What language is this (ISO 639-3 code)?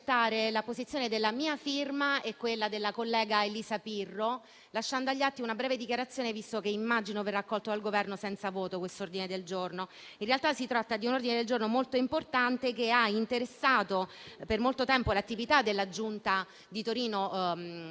ita